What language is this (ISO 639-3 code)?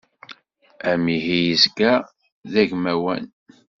kab